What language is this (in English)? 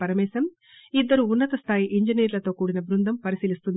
Telugu